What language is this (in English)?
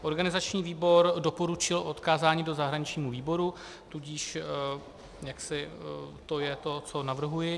Czech